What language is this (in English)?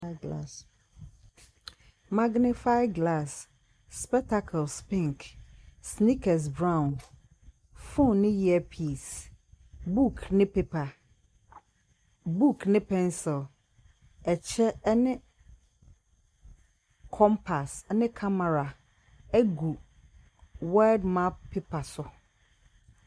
Akan